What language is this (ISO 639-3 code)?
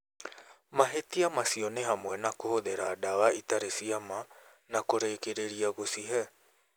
kik